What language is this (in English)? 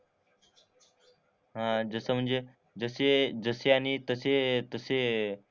Marathi